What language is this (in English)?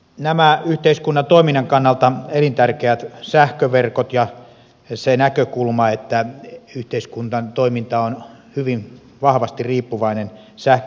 Finnish